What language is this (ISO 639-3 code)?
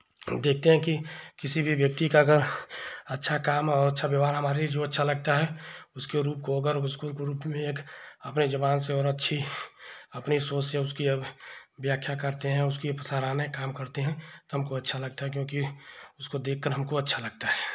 hin